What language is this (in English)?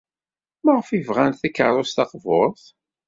Kabyle